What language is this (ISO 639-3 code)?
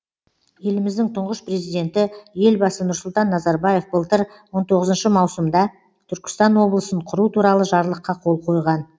kaz